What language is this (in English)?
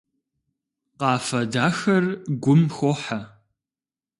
Kabardian